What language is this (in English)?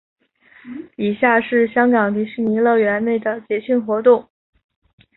Chinese